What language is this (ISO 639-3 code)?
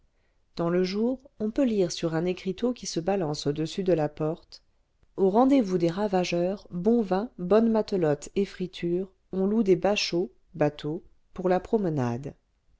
fra